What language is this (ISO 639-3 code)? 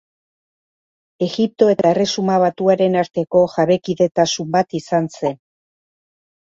eus